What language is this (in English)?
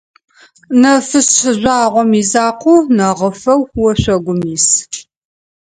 Adyghe